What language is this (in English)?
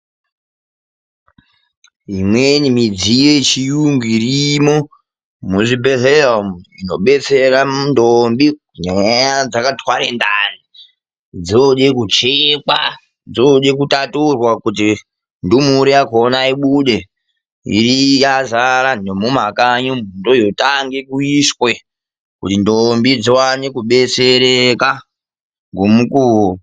Ndau